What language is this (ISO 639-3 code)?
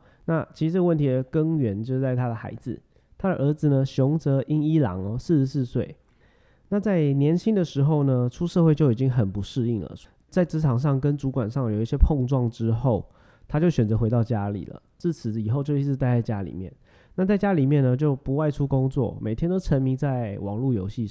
zho